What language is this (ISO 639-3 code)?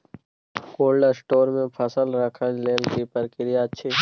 mai